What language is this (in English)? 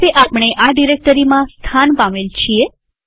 Gujarati